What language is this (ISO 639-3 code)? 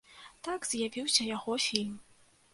bel